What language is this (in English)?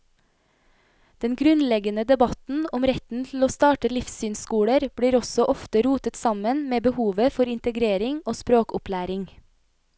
Norwegian